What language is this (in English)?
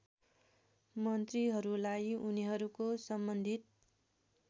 Nepali